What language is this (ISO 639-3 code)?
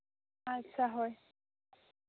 sat